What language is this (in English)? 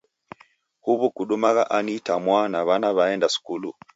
Taita